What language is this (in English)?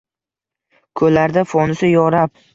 Uzbek